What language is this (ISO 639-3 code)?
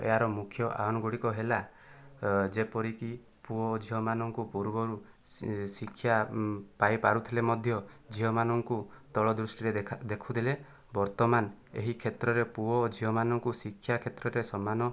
ori